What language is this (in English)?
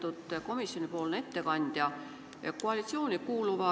Estonian